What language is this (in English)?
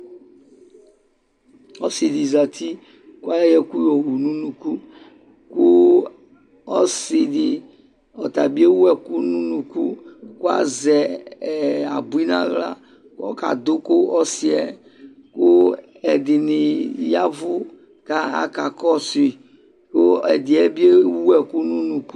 Ikposo